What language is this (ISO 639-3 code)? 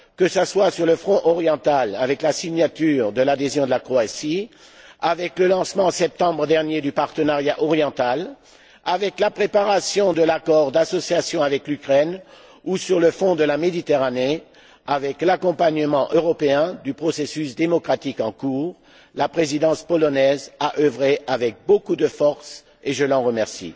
fra